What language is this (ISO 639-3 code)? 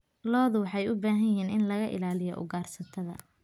som